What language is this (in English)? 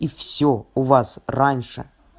Russian